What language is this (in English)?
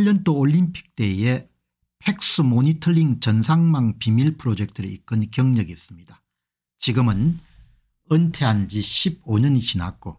Korean